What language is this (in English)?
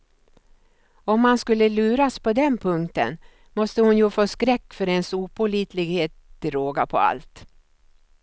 Swedish